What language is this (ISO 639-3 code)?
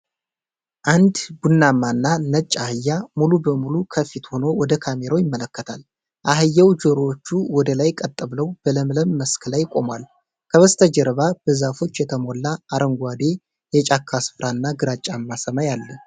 amh